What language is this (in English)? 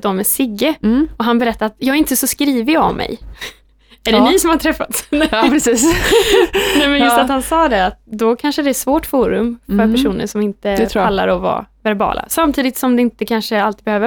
Swedish